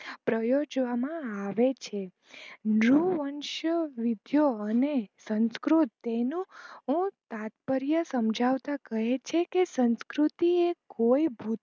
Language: Gujarati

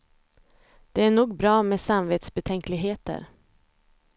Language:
Swedish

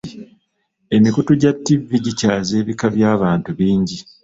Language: Ganda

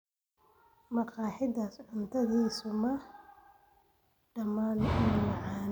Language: Somali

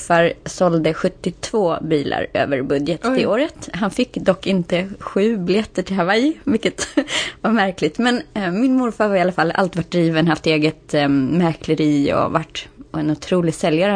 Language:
Swedish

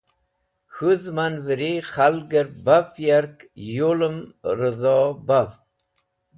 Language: Wakhi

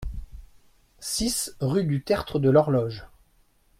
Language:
French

